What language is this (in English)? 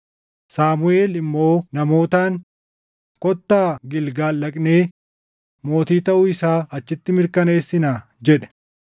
Oromo